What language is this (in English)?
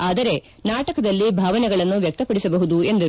Kannada